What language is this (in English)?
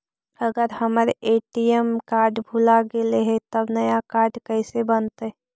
Magahi